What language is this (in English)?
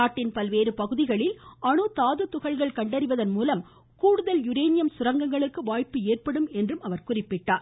Tamil